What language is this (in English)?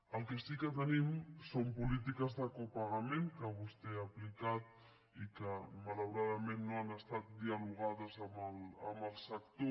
Catalan